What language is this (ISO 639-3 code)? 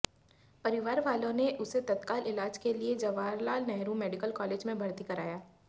hin